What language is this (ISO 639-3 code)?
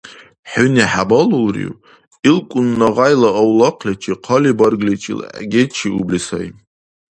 dar